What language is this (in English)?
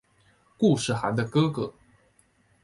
Chinese